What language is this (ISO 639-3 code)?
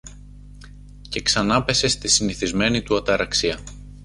ell